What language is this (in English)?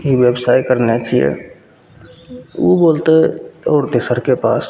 Maithili